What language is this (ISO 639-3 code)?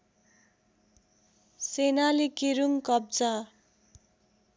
nep